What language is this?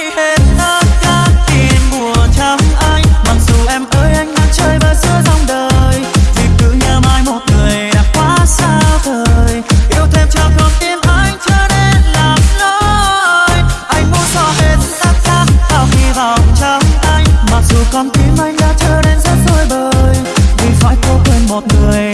Dutch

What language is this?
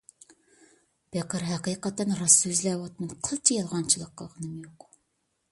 Uyghur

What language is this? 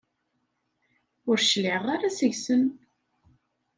Kabyle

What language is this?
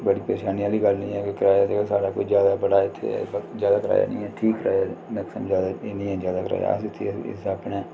Dogri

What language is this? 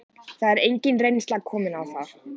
Icelandic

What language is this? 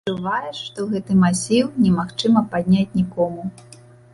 Belarusian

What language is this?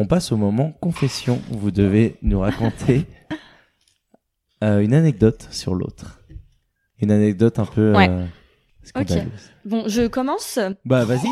French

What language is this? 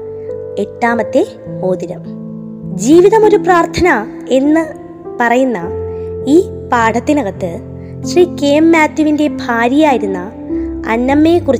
Malayalam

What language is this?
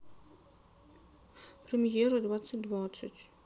Russian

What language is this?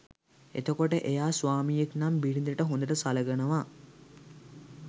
Sinhala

